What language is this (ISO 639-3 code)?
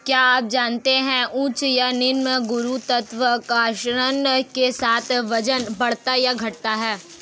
hin